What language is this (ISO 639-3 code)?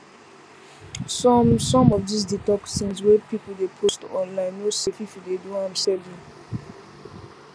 pcm